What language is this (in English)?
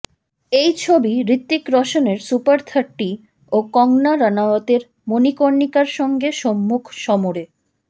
Bangla